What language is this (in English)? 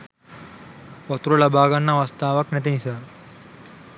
Sinhala